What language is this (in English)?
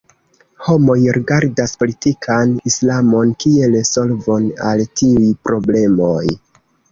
Esperanto